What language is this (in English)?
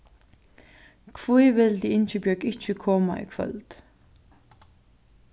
Faroese